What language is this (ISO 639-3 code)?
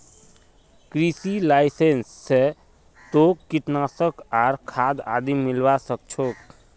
mag